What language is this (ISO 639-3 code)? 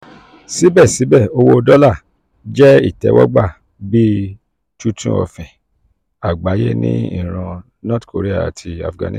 yor